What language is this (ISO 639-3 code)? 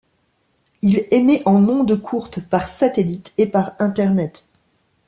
fra